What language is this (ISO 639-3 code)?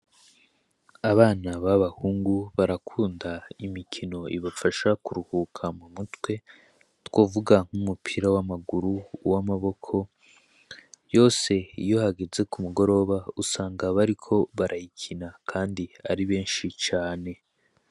run